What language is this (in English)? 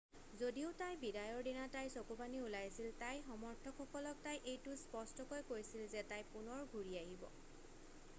Assamese